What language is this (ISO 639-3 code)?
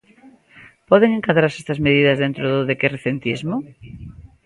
glg